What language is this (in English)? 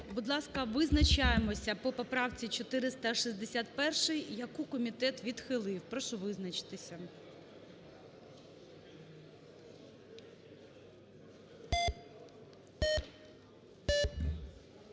Ukrainian